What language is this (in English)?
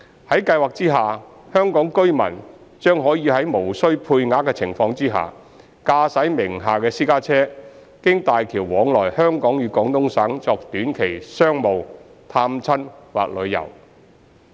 Cantonese